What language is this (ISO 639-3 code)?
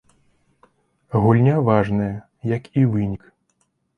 bel